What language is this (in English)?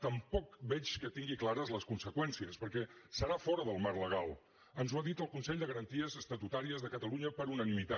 Catalan